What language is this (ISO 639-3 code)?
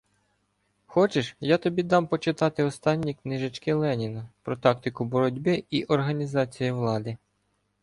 ukr